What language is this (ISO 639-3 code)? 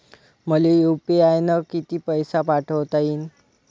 mar